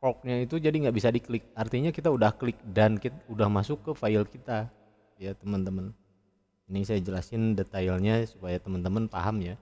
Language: Indonesian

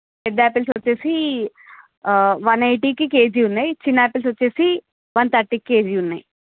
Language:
Telugu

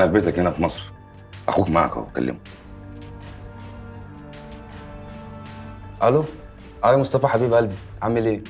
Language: Arabic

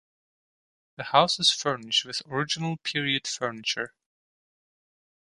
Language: English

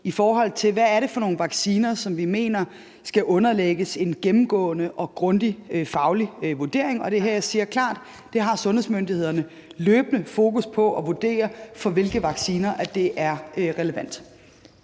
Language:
Danish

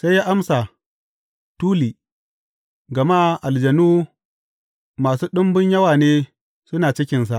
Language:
Hausa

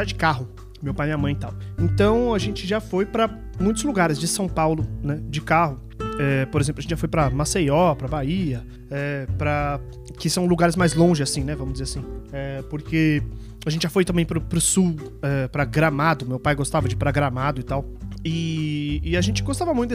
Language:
Portuguese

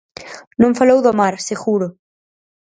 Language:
Galician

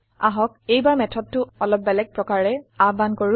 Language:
Assamese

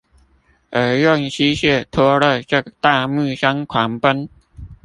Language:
Chinese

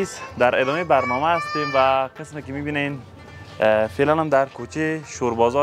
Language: Persian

